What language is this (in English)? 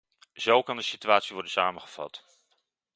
Dutch